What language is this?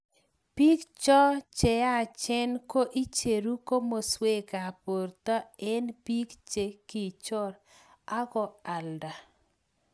Kalenjin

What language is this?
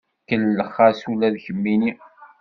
Kabyle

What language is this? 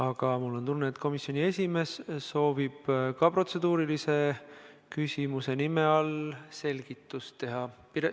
Estonian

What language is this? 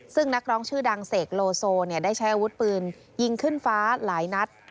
Thai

